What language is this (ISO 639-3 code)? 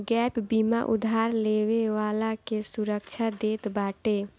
bho